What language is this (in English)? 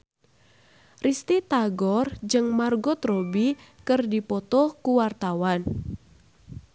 Sundanese